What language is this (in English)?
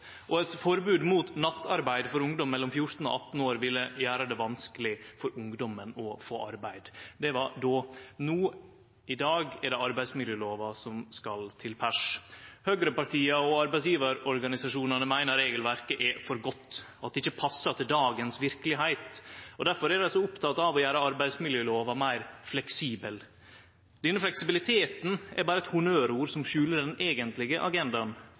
Norwegian Nynorsk